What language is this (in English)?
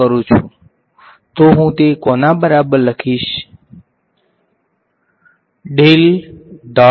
Gujarati